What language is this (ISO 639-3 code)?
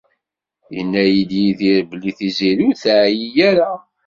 kab